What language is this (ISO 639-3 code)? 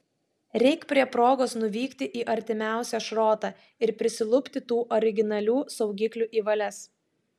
lit